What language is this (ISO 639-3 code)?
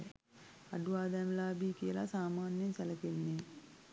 sin